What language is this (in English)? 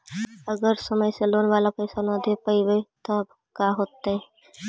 Magahi